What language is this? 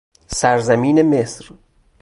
Persian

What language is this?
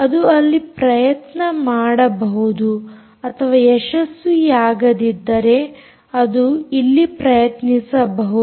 Kannada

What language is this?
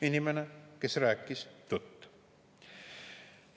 Estonian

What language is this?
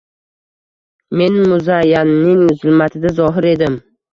Uzbek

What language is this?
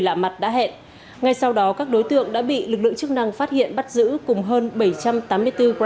Vietnamese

